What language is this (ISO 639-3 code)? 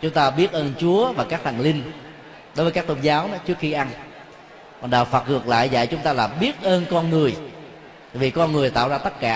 vie